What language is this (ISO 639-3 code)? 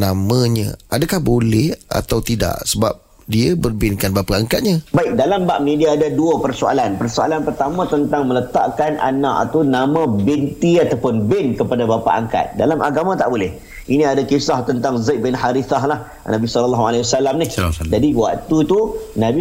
msa